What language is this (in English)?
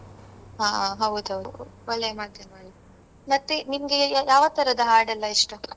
Kannada